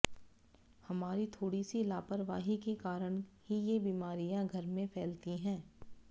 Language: Hindi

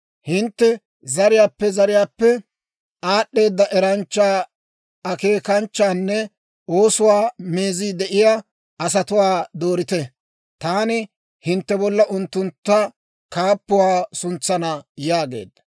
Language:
Dawro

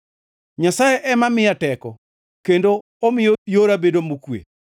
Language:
Luo (Kenya and Tanzania)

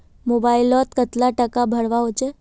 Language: Magahi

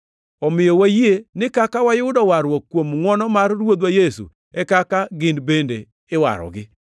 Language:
Luo (Kenya and Tanzania)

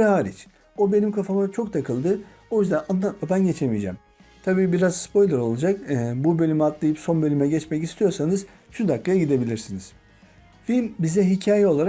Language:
Turkish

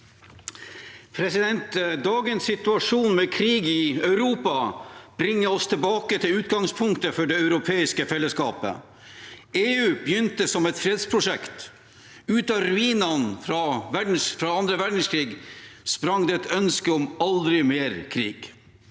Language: Norwegian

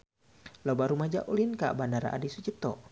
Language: Sundanese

